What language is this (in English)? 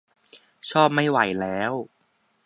Thai